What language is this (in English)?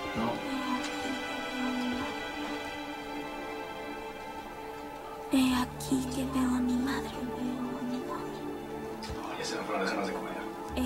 Spanish